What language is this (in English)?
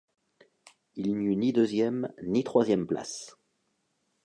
French